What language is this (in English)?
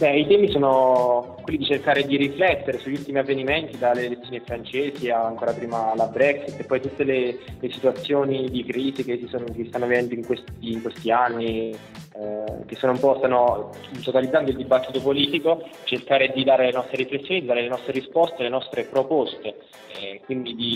Italian